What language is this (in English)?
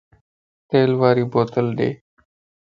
Lasi